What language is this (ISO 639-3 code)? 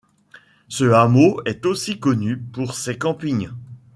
fra